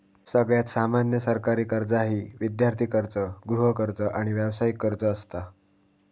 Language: Marathi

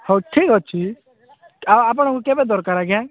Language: Odia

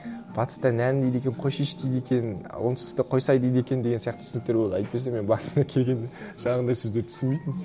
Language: Kazakh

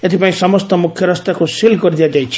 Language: Odia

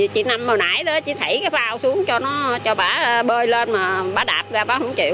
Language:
Vietnamese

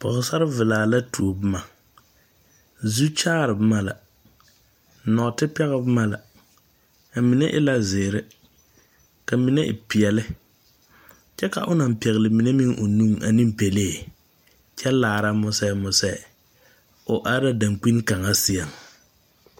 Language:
Southern Dagaare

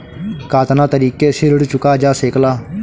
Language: Bhojpuri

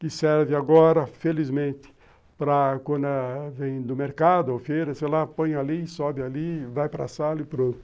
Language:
Portuguese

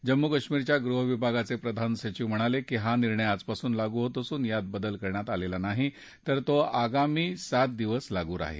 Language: Marathi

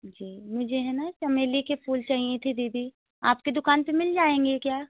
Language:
Hindi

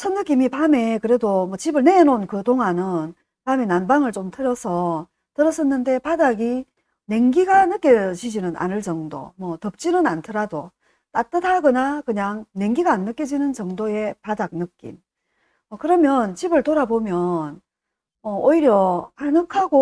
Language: Korean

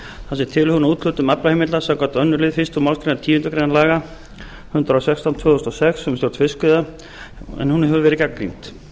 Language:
Icelandic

